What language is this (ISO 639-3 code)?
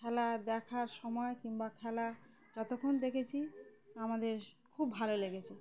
ben